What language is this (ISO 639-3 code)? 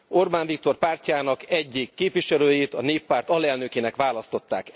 hun